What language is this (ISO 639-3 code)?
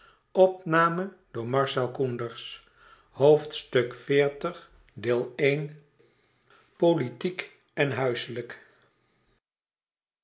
nld